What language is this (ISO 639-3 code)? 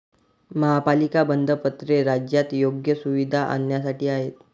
mar